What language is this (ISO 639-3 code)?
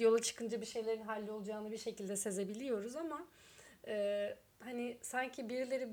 tur